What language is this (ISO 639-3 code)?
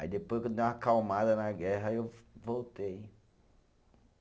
por